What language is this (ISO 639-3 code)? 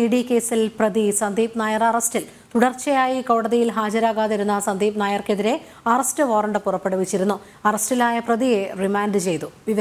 hin